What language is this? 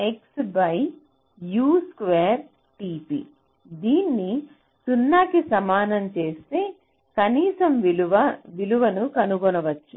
Telugu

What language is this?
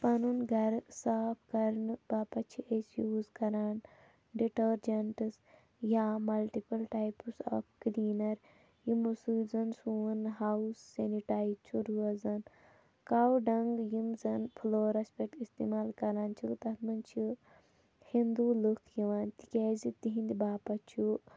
Kashmiri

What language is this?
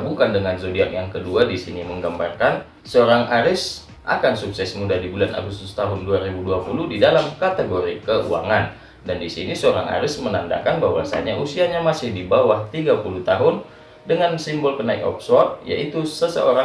Indonesian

